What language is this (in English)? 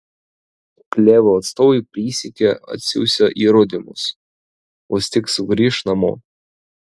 Lithuanian